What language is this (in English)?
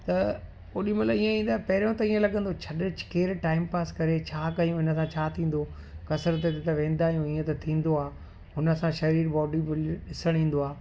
Sindhi